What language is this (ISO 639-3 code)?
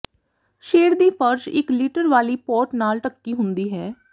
pan